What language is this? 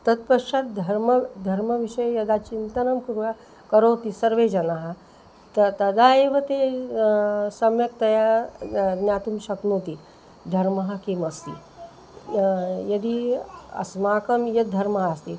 Sanskrit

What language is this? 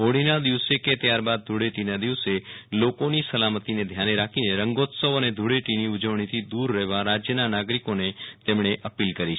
Gujarati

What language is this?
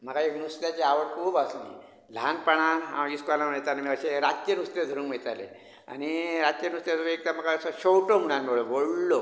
Konkani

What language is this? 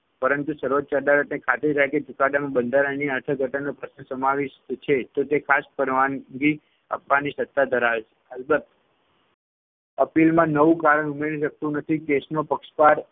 Gujarati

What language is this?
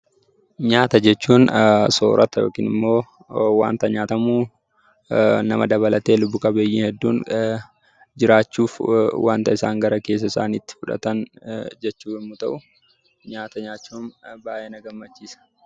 Oromo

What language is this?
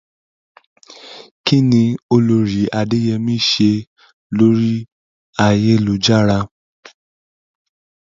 Yoruba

